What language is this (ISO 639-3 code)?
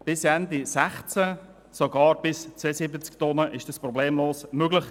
gsw